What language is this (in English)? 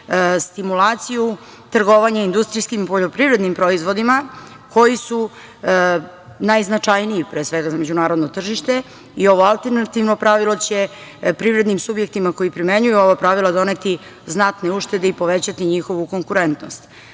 Serbian